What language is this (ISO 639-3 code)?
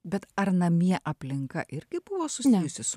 lit